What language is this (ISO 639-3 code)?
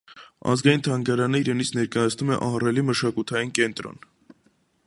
hye